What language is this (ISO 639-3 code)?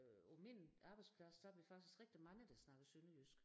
dan